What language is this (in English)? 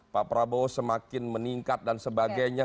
Indonesian